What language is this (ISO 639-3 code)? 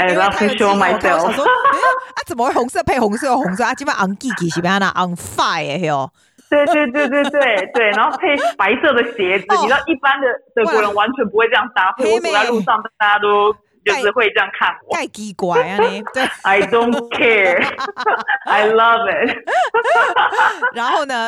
zho